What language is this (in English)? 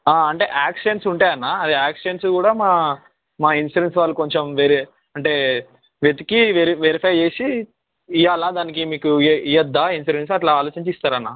Telugu